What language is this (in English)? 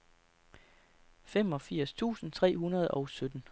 Danish